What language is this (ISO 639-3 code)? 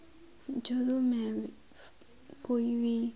pan